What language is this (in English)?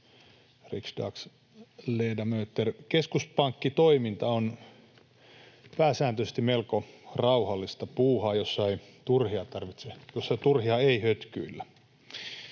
Finnish